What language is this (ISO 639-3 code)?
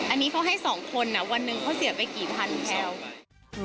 tha